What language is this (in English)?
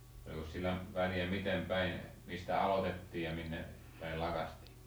Finnish